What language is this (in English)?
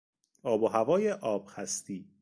Persian